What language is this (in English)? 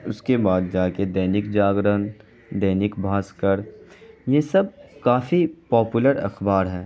Urdu